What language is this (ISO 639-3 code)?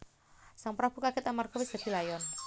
jav